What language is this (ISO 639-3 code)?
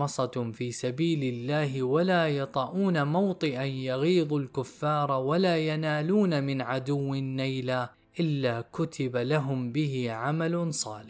ara